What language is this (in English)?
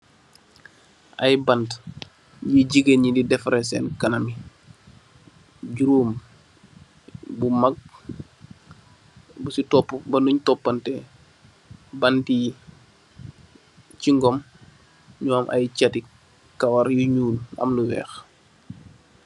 Wolof